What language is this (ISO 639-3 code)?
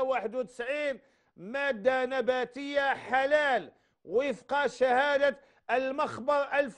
ara